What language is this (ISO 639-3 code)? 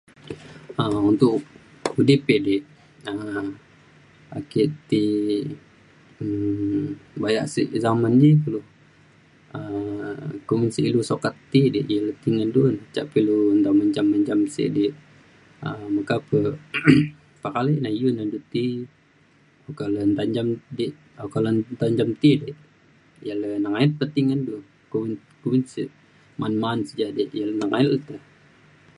xkl